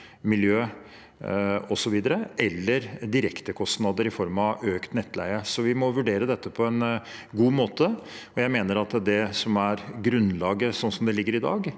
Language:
Norwegian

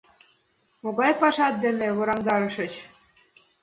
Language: Mari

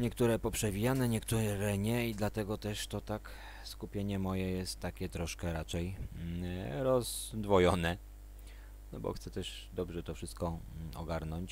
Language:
Polish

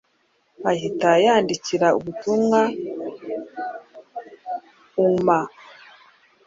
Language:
Kinyarwanda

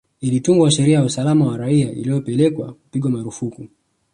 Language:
Swahili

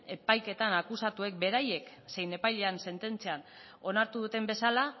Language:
Basque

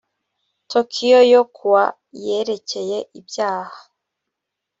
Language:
Kinyarwanda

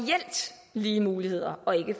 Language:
Danish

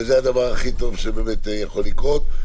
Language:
Hebrew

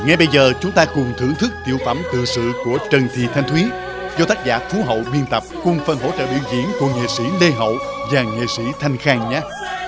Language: Vietnamese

